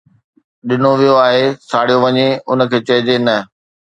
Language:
Sindhi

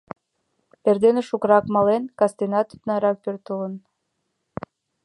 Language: Mari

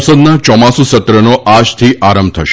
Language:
Gujarati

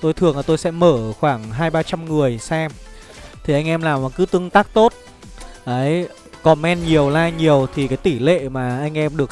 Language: Vietnamese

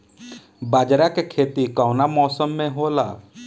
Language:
Bhojpuri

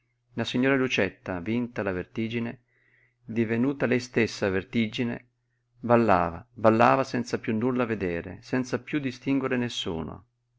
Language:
Italian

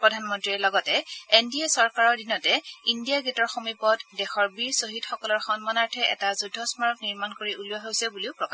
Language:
Assamese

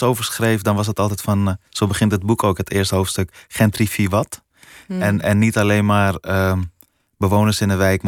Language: Dutch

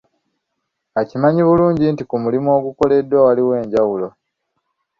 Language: Ganda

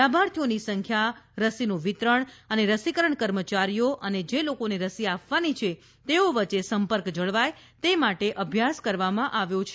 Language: Gujarati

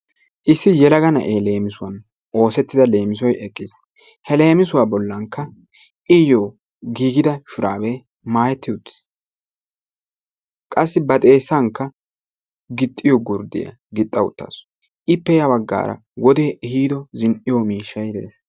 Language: Wolaytta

